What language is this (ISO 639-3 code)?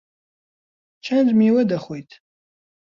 ckb